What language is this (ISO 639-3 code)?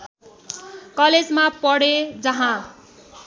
nep